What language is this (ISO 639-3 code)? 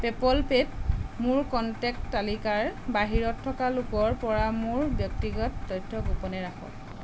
asm